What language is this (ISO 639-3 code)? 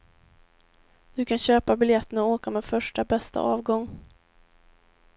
swe